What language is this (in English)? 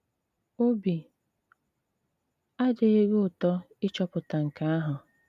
Igbo